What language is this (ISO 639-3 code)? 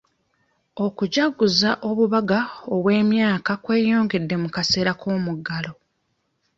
lug